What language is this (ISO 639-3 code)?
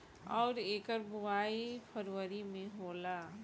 bho